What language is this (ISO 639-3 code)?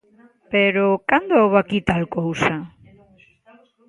glg